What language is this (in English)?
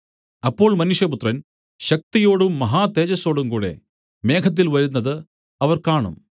Malayalam